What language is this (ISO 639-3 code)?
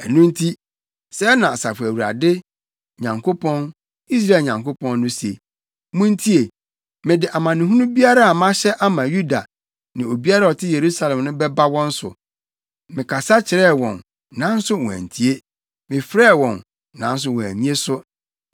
aka